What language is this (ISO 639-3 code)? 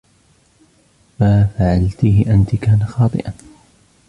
ara